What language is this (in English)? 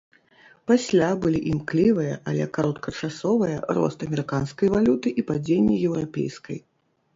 Belarusian